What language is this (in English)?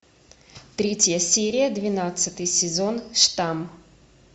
Russian